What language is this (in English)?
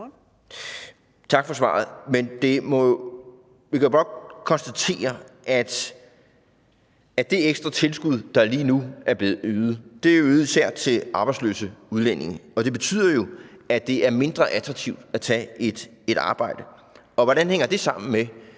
Danish